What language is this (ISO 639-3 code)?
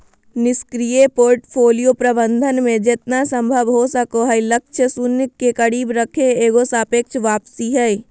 mag